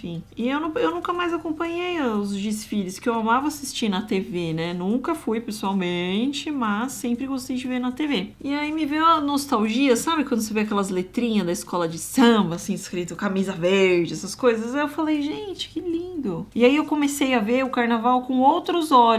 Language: Portuguese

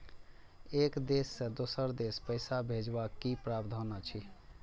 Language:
Maithili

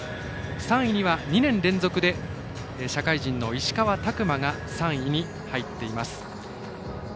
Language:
Japanese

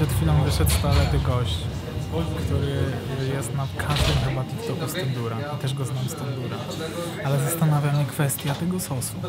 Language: Polish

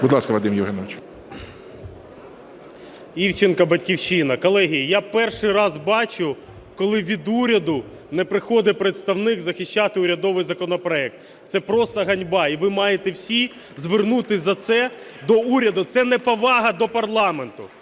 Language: Ukrainian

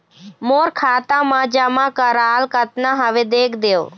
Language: Chhattisgarhi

